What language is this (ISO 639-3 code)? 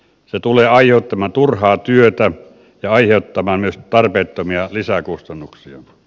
fin